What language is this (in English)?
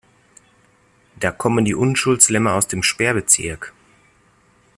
German